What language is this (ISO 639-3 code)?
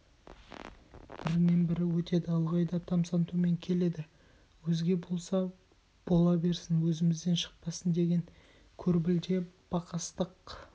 kaz